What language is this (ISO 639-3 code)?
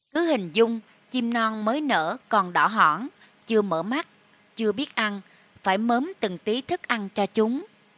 vie